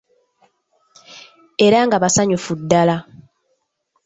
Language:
Ganda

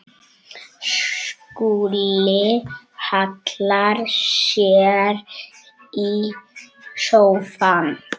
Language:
Icelandic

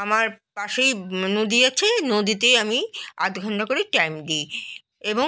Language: Bangla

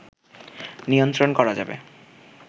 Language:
Bangla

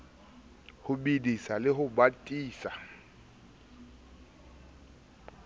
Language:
Southern Sotho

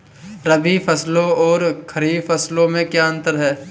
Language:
Hindi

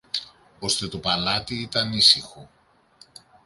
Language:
Greek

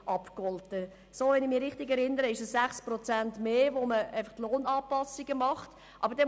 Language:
Swiss German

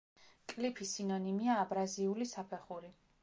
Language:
Georgian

